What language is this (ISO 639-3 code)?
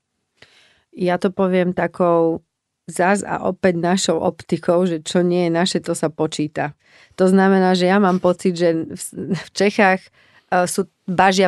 ces